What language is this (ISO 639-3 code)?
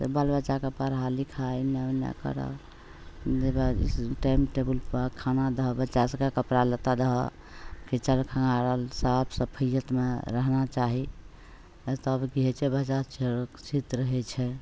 mai